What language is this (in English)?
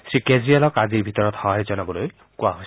Assamese